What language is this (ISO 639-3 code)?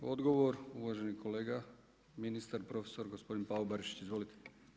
hrv